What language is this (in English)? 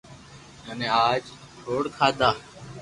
Loarki